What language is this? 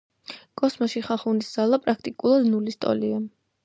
Georgian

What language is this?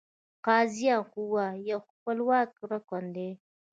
Pashto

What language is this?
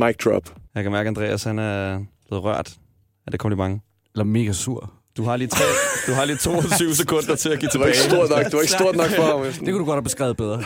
Danish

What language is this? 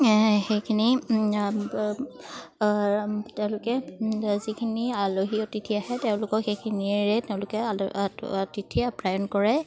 Assamese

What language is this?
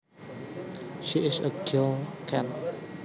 Javanese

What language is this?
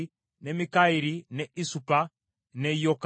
Ganda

